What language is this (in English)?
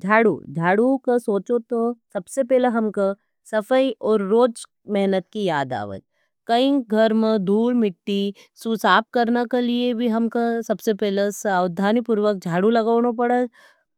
Nimadi